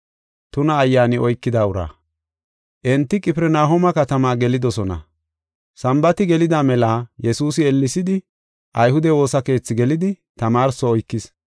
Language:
Gofa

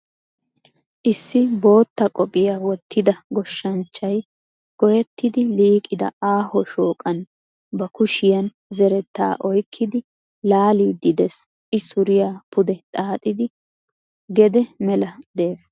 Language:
Wolaytta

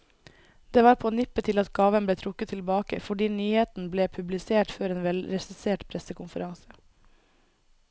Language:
Norwegian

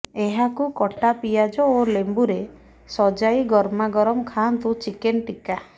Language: Odia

